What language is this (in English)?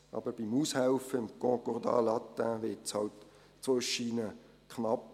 Swiss German